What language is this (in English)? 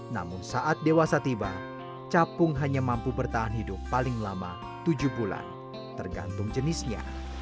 Indonesian